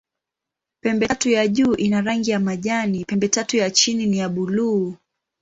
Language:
Swahili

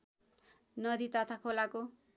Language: Nepali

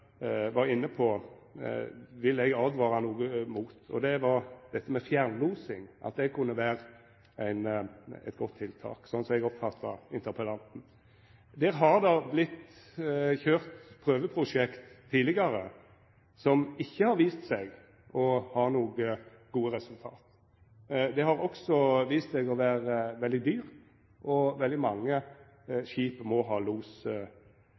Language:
Norwegian Nynorsk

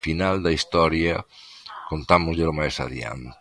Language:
Galician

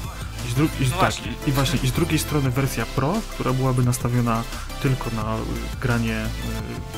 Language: Polish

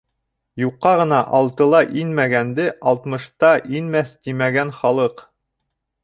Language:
Bashkir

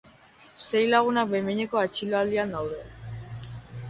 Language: Basque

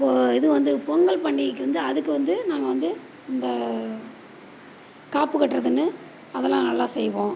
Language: Tamil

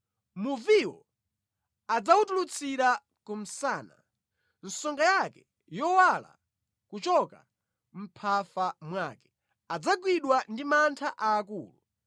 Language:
Nyanja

